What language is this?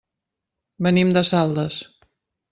Catalan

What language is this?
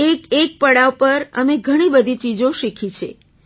Gujarati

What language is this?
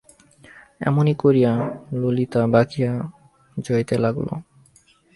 Bangla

